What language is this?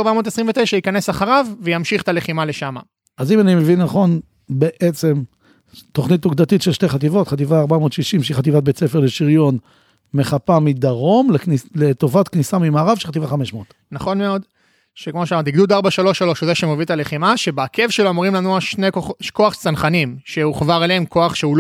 Hebrew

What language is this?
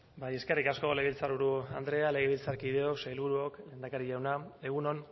Basque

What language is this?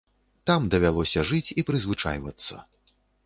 Belarusian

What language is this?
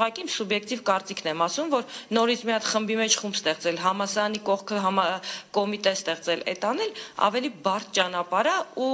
Turkish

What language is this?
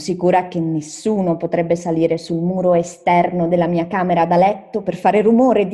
Italian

